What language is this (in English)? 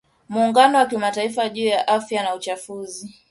Swahili